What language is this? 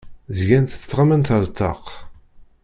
Kabyle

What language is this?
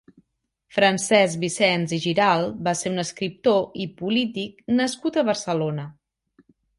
Catalan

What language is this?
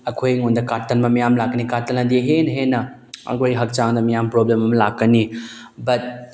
Manipuri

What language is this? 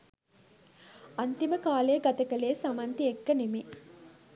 Sinhala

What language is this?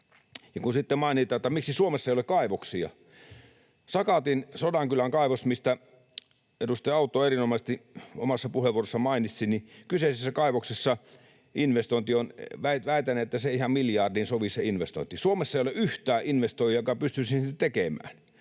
Finnish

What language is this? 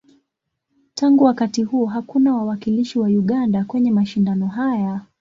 Swahili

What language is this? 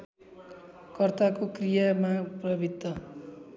Nepali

